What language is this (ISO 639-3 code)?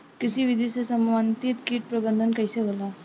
bho